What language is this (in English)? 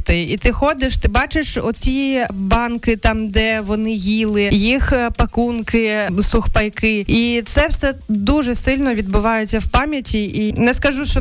Ukrainian